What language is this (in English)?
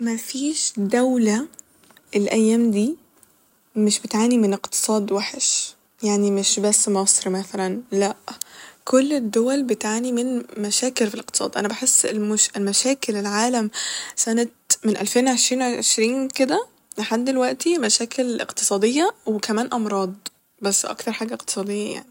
Egyptian Arabic